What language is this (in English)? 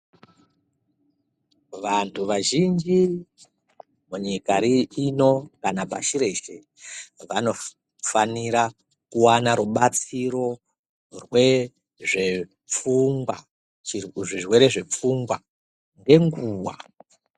Ndau